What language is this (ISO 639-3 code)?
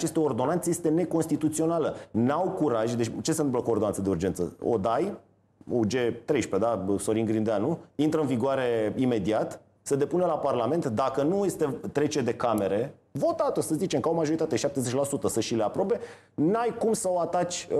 ron